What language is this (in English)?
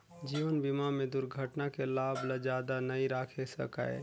Chhattisgarhi